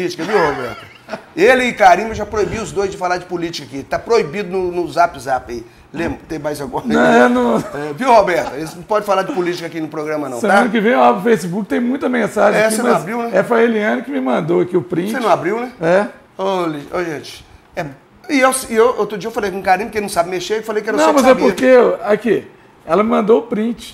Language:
Portuguese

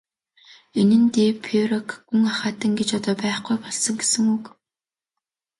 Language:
Mongolian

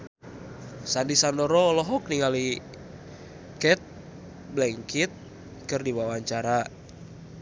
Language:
Sundanese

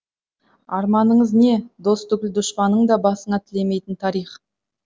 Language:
Kazakh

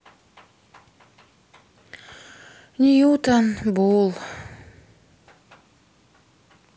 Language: Russian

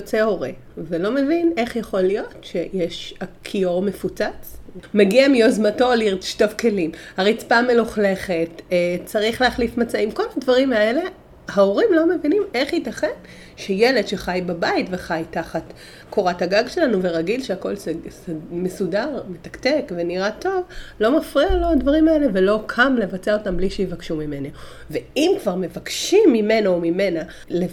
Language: Hebrew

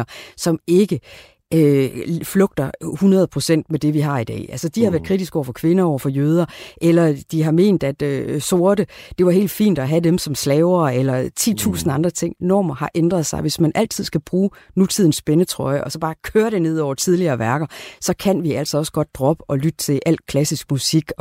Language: Danish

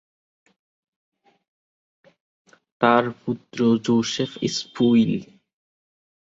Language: Bangla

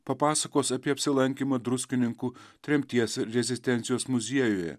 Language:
Lithuanian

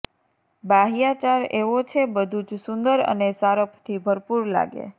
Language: Gujarati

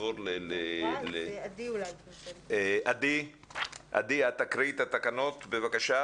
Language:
Hebrew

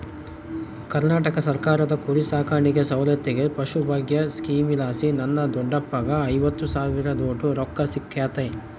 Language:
Kannada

